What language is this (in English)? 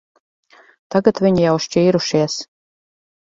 Latvian